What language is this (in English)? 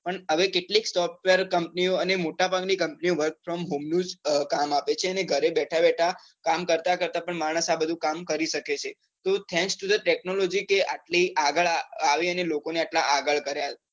Gujarati